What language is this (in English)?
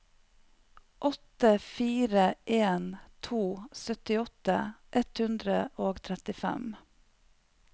Norwegian